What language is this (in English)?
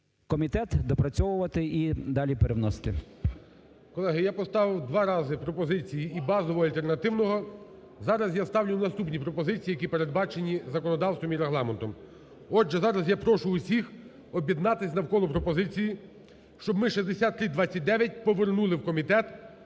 Ukrainian